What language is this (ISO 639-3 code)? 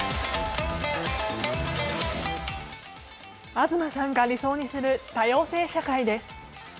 jpn